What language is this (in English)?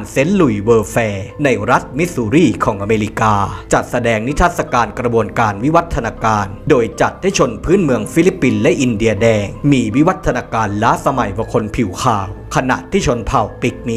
Thai